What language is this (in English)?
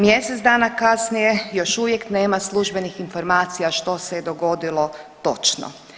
Croatian